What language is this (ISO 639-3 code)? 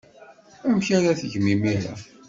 kab